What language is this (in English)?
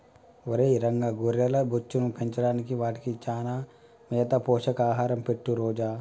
Telugu